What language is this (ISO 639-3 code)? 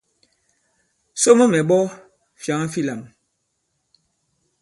abb